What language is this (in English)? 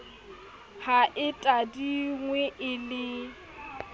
Southern Sotho